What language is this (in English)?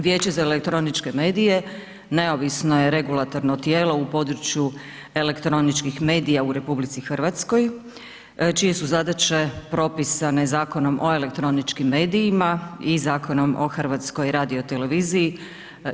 Croatian